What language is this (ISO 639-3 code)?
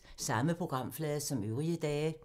dan